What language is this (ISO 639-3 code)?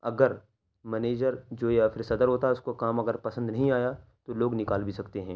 urd